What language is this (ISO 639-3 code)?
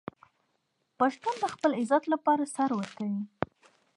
pus